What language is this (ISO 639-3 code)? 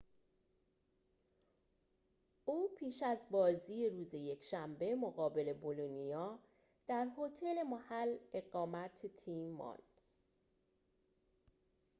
fas